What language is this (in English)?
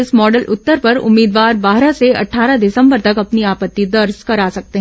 Hindi